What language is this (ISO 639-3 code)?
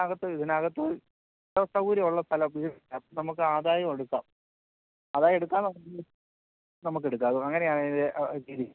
mal